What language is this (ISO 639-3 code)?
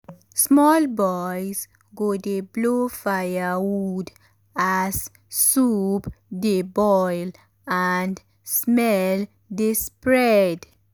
pcm